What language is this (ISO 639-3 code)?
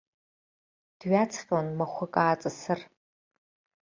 abk